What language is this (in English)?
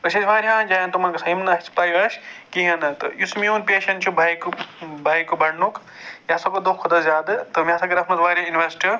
Kashmiri